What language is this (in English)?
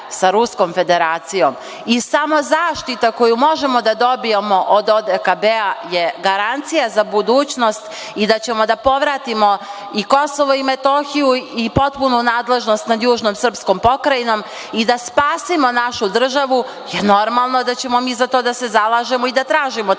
Serbian